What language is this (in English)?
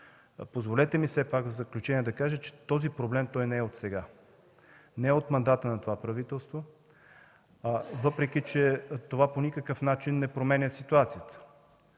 Bulgarian